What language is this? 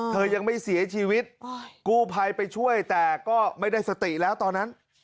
Thai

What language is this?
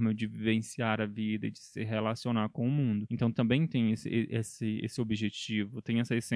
Portuguese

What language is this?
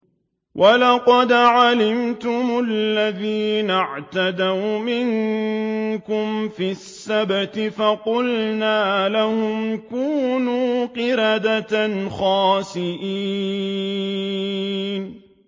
Arabic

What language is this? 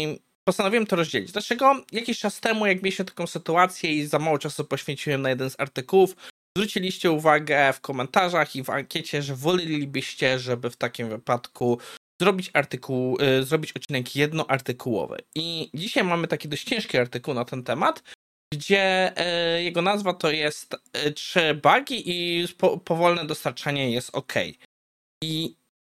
Polish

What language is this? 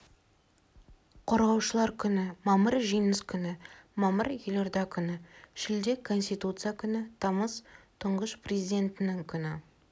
Kazakh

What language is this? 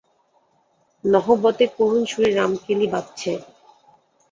Bangla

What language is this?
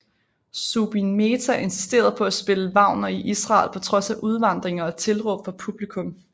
Danish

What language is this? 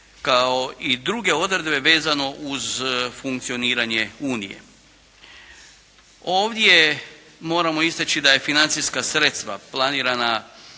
Croatian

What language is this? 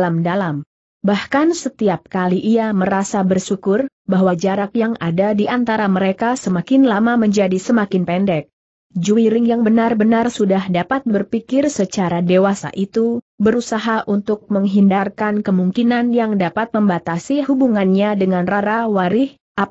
Indonesian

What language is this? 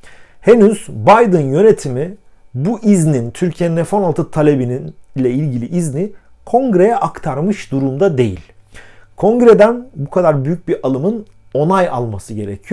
Turkish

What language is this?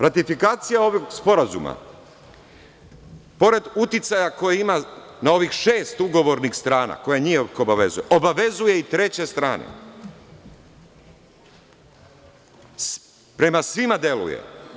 Serbian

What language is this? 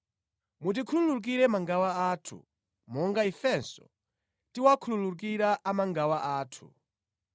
Nyanja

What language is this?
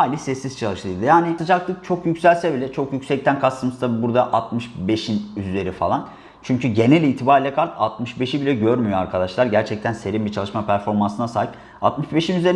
Turkish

